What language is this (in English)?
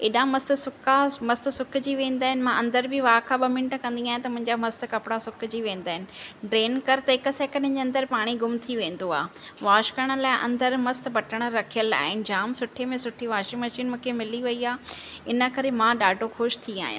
Sindhi